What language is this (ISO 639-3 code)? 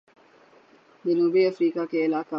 urd